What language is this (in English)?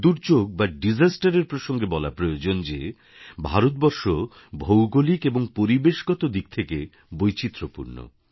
Bangla